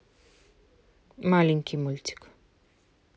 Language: Russian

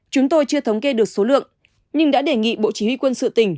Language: Vietnamese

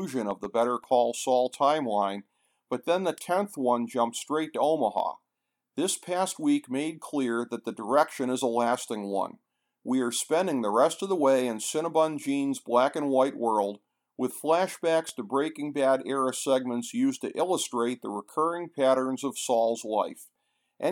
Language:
English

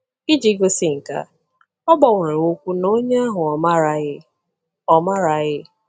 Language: Igbo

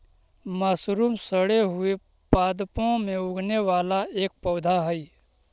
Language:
Magahi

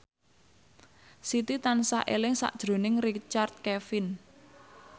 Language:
Javanese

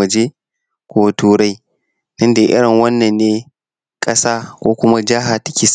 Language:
Hausa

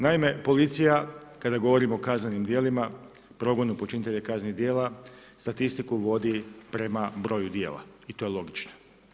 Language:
Croatian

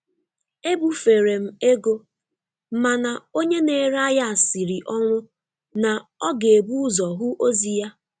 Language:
Igbo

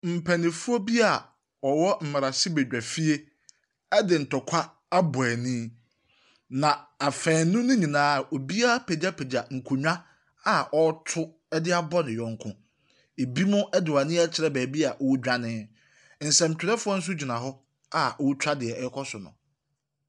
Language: Akan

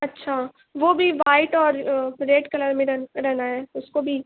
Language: Urdu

